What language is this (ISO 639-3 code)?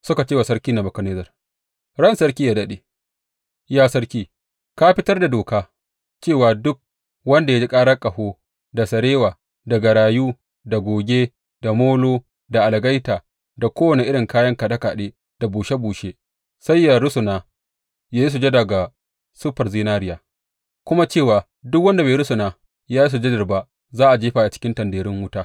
hau